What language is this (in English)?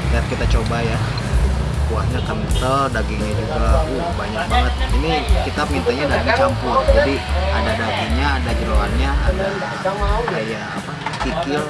Indonesian